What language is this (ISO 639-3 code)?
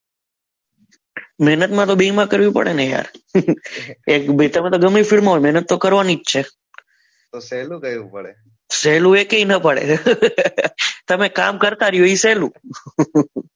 guj